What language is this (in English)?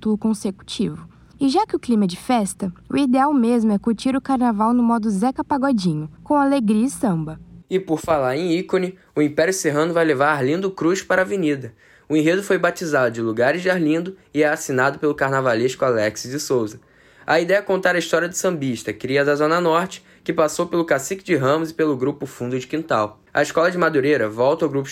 Portuguese